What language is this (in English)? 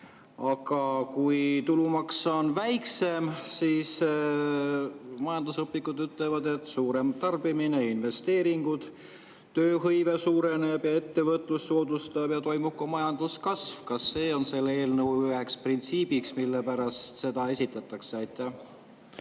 Estonian